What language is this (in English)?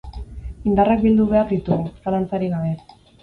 Basque